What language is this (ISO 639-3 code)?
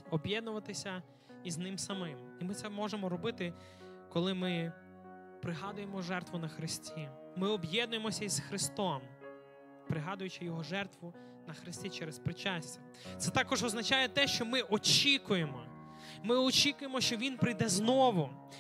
ukr